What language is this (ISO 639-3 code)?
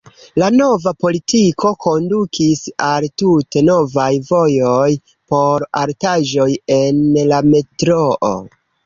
epo